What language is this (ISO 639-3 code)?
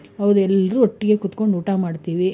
kan